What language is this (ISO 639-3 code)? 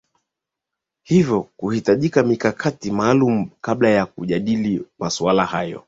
swa